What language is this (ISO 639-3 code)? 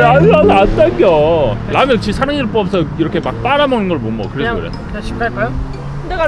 kor